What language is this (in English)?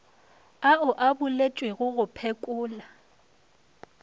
Northern Sotho